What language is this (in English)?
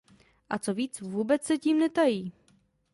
Czech